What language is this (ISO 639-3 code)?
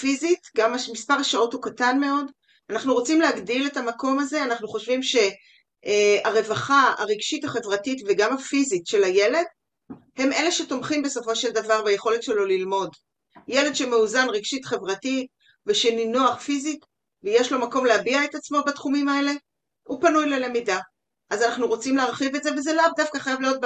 heb